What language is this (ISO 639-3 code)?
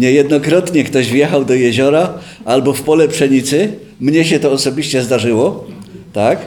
pol